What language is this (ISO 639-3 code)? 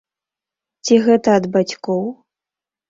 bel